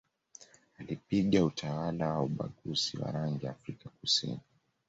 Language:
Swahili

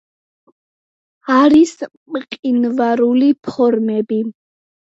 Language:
Georgian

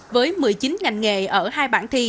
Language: Vietnamese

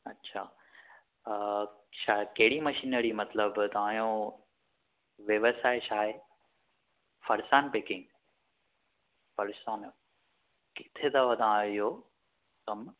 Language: Sindhi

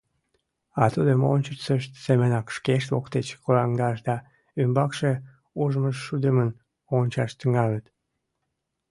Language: Mari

